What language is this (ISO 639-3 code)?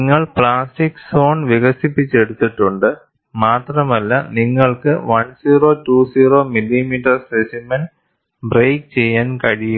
mal